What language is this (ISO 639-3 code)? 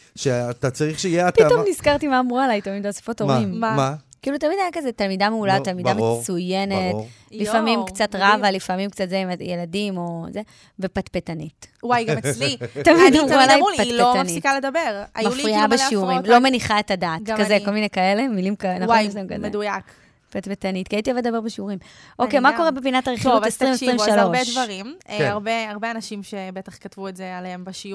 heb